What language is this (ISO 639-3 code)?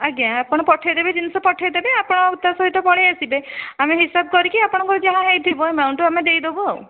ori